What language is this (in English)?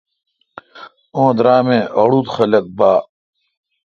Kalkoti